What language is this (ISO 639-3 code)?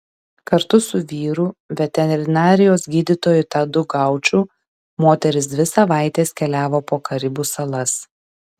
lit